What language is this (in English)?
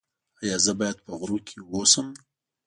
Pashto